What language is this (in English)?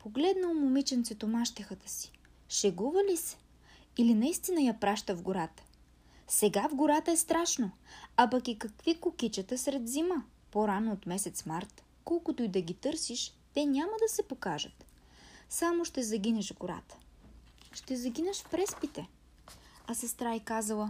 Bulgarian